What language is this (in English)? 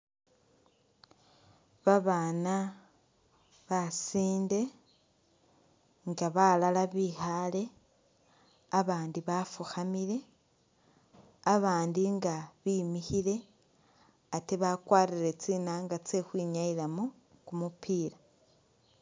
Masaaba